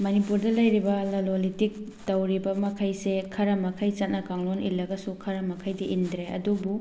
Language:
Manipuri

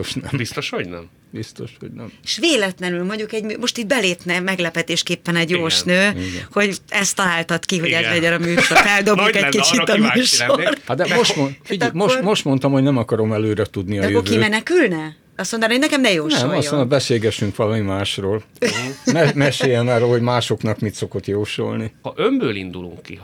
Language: Hungarian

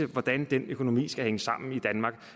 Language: Danish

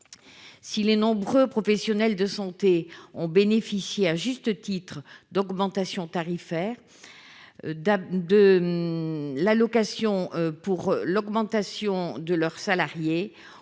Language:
French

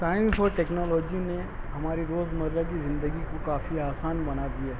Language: Urdu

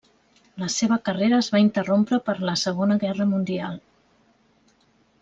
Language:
Catalan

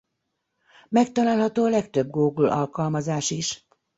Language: Hungarian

